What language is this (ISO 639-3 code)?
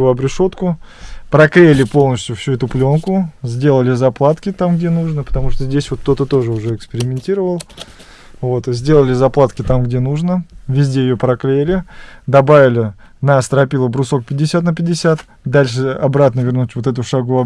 rus